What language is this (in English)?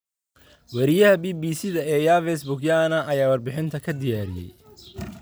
Somali